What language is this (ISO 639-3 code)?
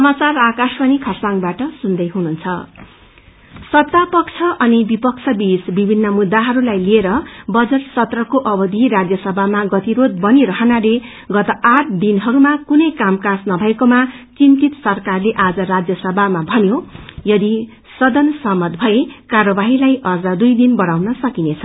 nep